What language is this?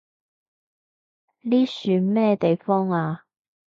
Cantonese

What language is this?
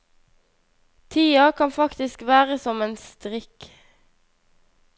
Norwegian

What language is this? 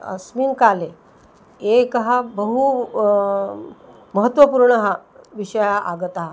Sanskrit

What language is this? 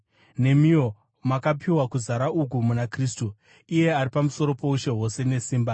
Shona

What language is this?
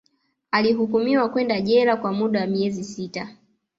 Swahili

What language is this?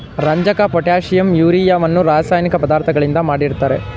Kannada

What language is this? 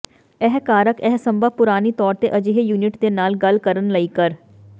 Punjabi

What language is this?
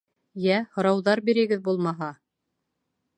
Bashkir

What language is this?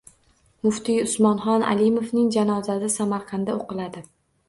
Uzbek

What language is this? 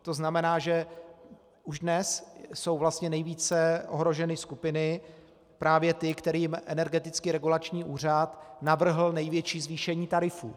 Czech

